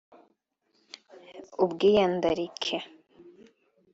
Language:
Kinyarwanda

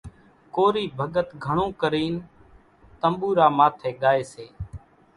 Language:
Kachi Koli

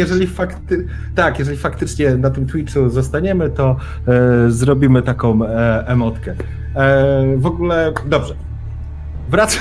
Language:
Polish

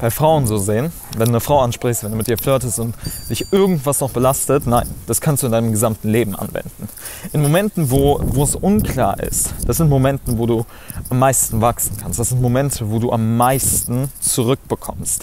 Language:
German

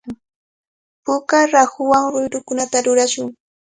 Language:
Cajatambo North Lima Quechua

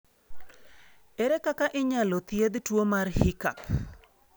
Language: Luo (Kenya and Tanzania)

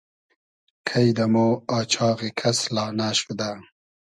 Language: Hazaragi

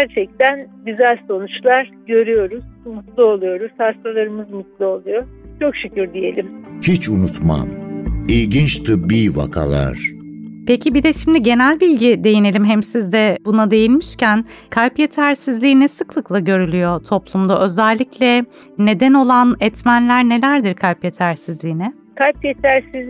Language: Turkish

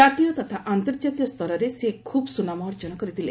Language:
Odia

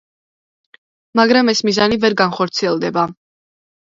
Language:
Georgian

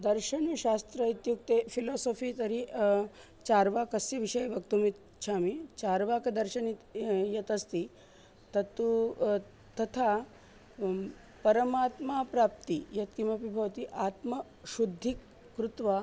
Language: Sanskrit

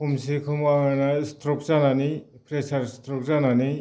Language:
Bodo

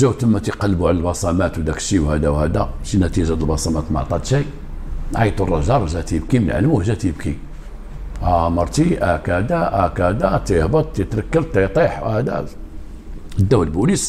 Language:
Arabic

